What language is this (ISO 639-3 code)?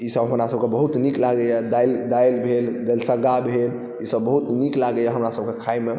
mai